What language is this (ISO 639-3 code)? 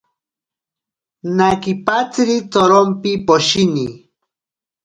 prq